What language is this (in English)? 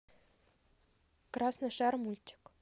Russian